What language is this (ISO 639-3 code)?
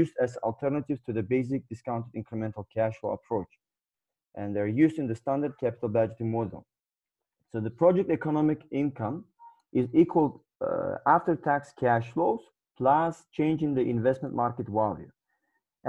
eng